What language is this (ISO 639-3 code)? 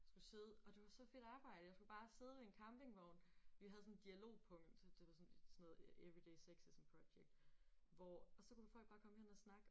dan